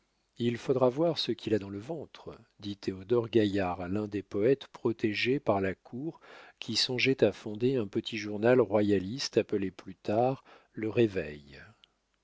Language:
French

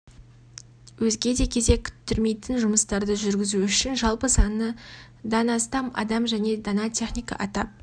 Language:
Kazakh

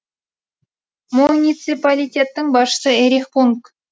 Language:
Kazakh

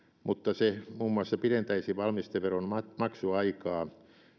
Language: Finnish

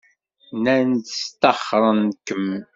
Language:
Kabyle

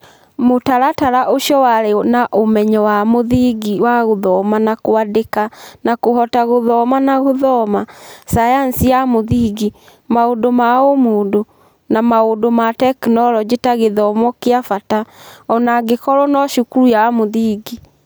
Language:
Kikuyu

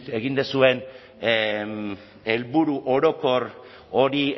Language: Basque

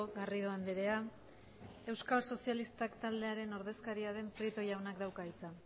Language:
Basque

